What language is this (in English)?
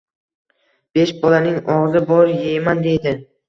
Uzbek